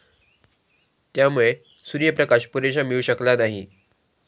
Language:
Marathi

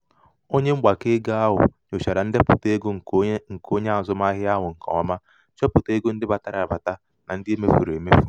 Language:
Igbo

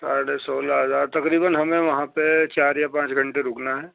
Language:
Urdu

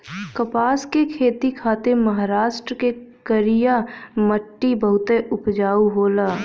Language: Bhojpuri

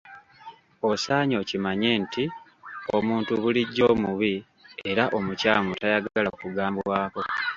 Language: Ganda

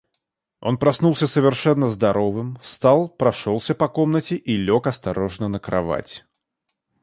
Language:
Russian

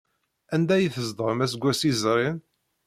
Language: Kabyle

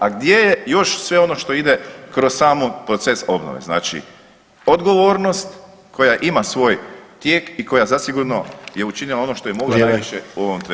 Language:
Croatian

